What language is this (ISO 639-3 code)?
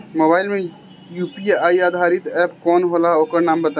bho